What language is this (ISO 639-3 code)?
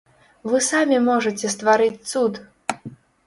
bel